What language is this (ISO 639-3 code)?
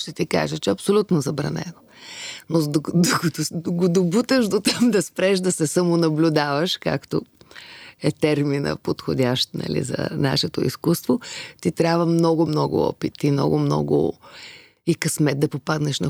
bul